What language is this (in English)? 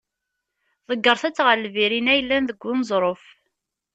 Kabyle